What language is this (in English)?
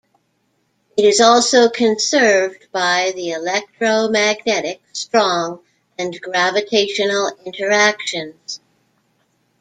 English